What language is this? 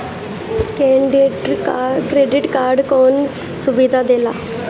Bhojpuri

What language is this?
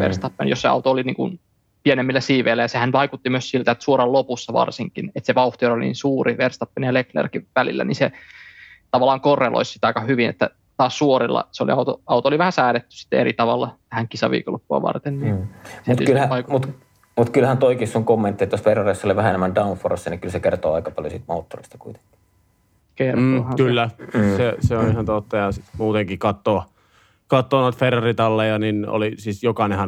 Finnish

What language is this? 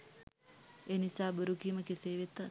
Sinhala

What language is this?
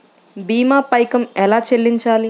Telugu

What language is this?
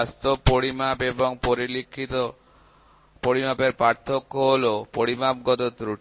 Bangla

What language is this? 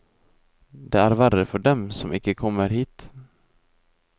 Norwegian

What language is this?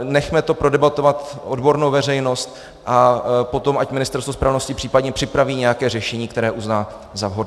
Czech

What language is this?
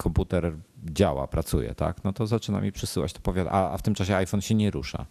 Polish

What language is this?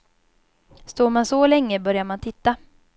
Swedish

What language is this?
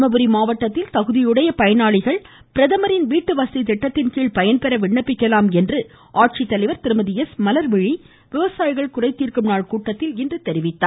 Tamil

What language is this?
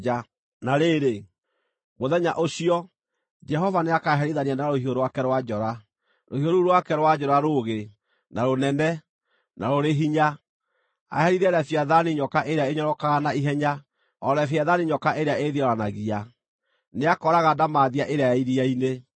Kikuyu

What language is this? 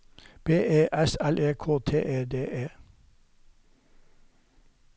Norwegian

